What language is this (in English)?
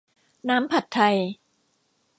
Thai